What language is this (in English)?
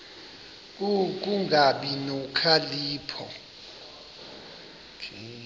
Xhosa